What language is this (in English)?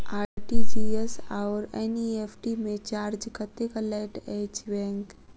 Maithili